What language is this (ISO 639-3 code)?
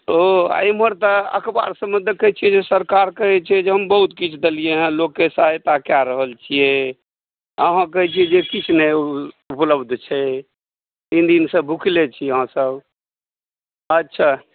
mai